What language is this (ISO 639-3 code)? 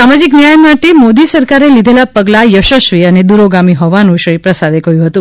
guj